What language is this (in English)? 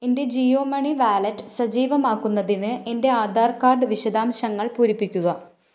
Malayalam